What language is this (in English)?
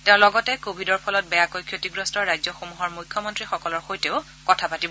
Assamese